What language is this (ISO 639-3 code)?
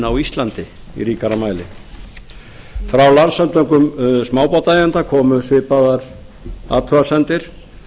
isl